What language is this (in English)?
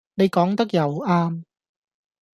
Cantonese